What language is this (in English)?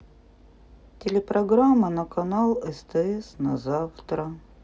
Russian